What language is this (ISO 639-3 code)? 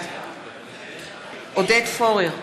heb